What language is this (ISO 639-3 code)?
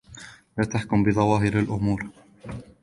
ara